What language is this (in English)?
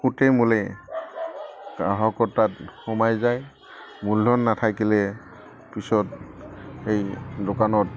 Assamese